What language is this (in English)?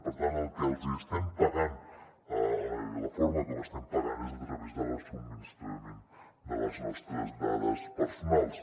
Catalan